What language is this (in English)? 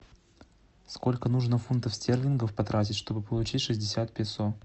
Russian